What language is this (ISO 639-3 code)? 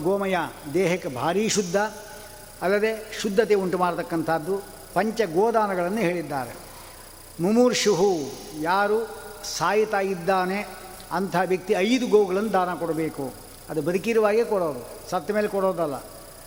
kan